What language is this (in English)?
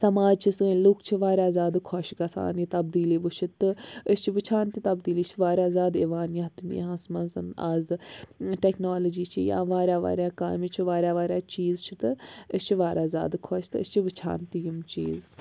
Kashmiri